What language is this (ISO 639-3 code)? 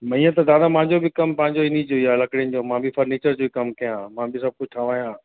snd